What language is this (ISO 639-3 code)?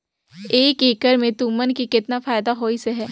hne